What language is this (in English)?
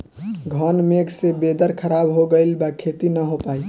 Bhojpuri